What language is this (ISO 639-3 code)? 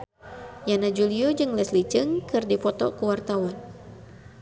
sun